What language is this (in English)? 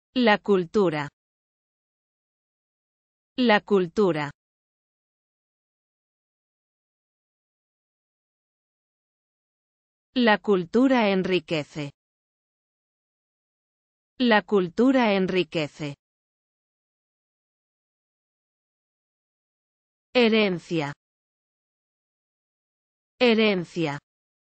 Spanish